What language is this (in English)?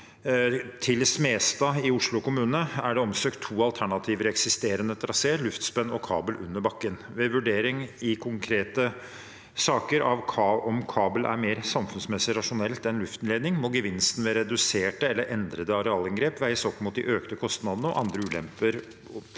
Norwegian